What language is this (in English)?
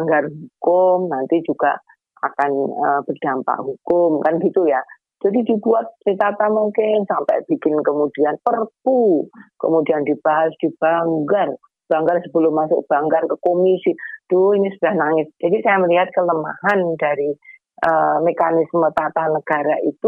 Indonesian